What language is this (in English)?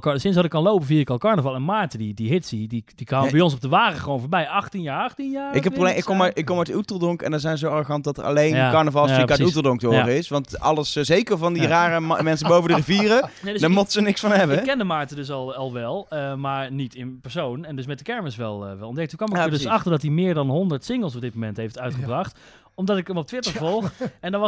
Dutch